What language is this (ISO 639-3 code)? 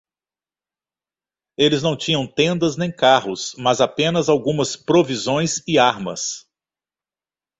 por